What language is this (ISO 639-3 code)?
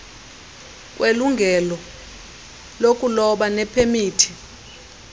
xho